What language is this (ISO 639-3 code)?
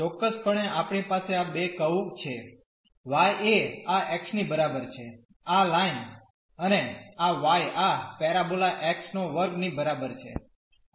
guj